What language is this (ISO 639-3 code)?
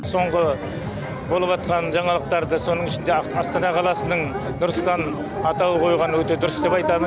kaz